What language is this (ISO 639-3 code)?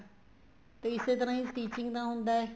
pan